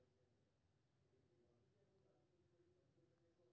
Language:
Maithili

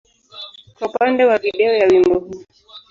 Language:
Swahili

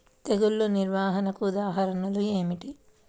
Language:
Telugu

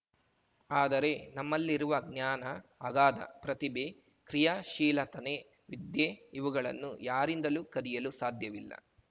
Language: Kannada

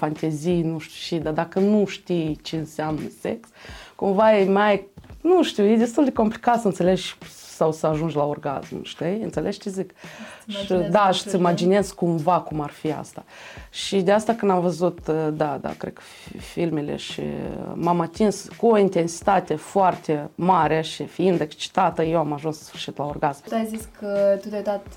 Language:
Romanian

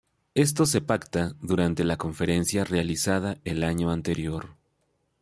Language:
Spanish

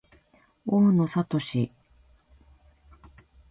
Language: Japanese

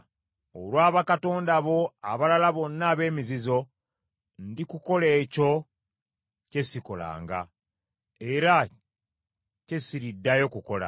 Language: Ganda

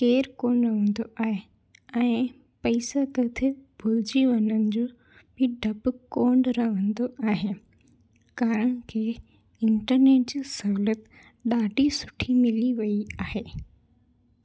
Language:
Sindhi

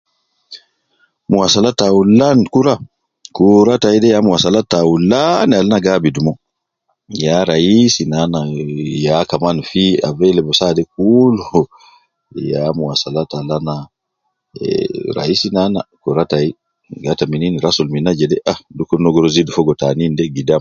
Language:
Nubi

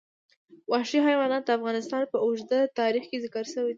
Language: Pashto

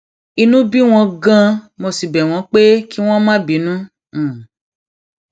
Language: Yoruba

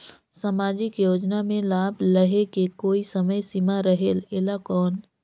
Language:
Chhattisgarhi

